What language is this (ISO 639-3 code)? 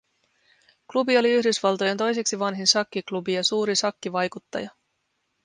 fin